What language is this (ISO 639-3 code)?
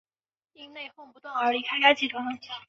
zho